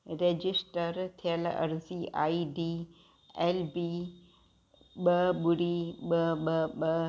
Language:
Sindhi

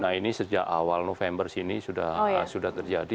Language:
Indonesian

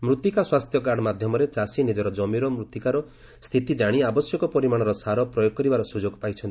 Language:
Odia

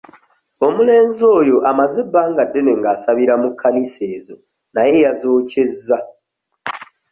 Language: Ganda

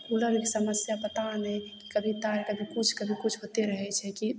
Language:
Maithili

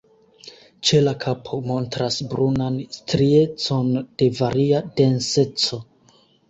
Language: Esperanto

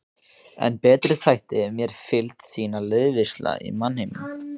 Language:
Icelandic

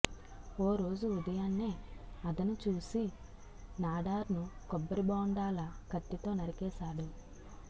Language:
Telugu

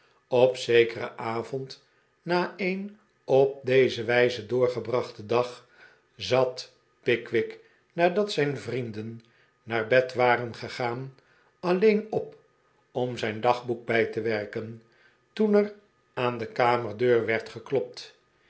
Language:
Dutch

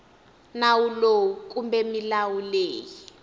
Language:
Tsonga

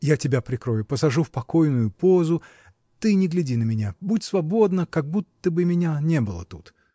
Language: Russian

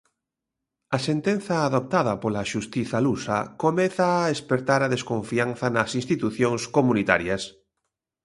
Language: Galician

